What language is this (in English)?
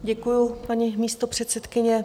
Czech